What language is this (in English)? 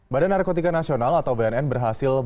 Indonesian